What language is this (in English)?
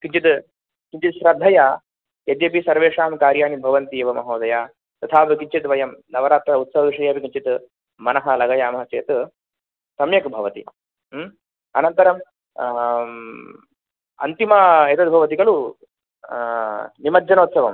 Sanskrit